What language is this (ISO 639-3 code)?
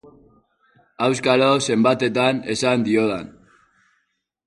eus